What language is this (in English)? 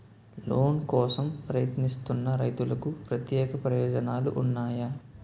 Telugu